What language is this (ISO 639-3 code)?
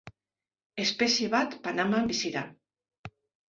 eus